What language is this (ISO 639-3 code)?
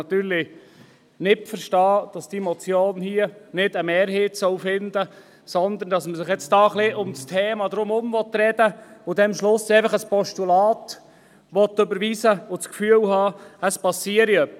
gsw